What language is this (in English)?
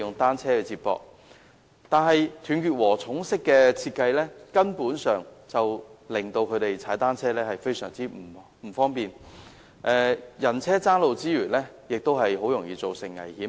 Cantonese